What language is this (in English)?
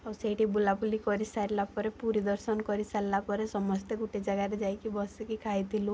Odia